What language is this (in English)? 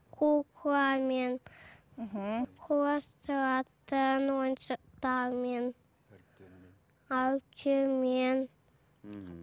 Kazakh